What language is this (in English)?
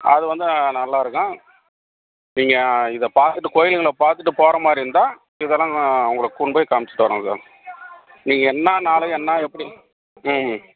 Tamil